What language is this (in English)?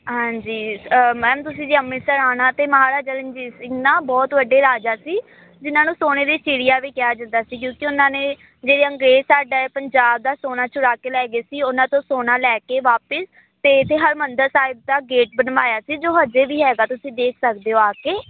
Punjabi